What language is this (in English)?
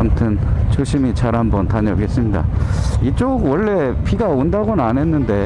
Korean